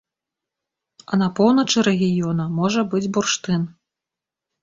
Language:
Belarusian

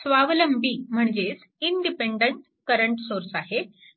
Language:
Marathi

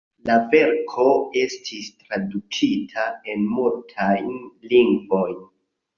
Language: Esperanto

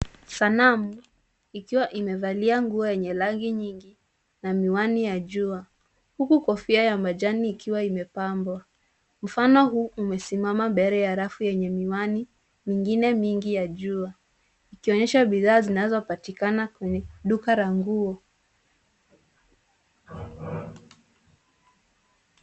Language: Swahili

